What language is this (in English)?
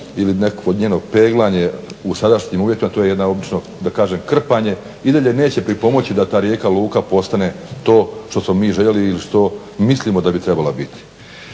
Croatian